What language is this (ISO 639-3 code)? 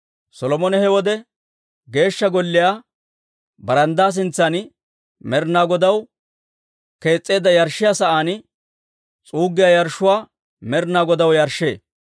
dwr